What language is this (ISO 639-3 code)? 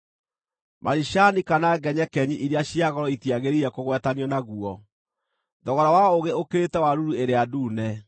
kik